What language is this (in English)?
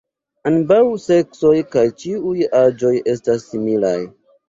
Esperanto